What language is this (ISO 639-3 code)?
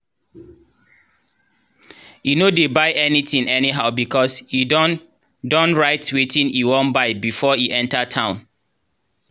pcm